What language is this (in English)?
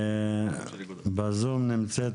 Hebrew